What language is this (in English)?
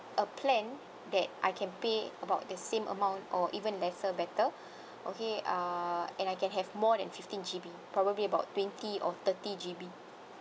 English